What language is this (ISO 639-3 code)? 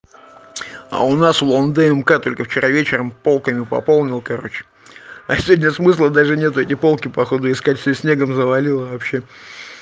rus